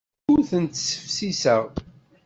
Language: Kabyle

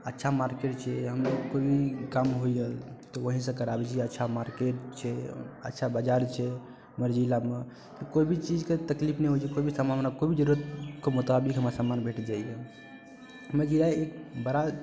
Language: Maithili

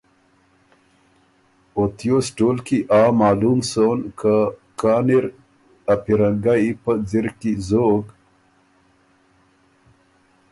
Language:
Ormuri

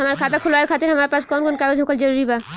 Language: Bhojpuri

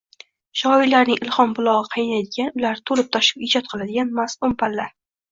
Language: Uzbek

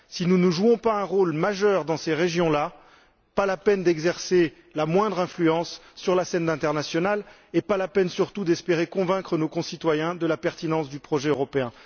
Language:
French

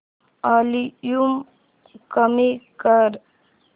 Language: Marathi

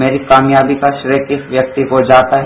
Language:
Hindi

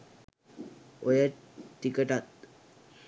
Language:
Sinhala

